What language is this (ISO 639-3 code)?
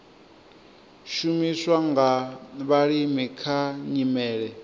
ven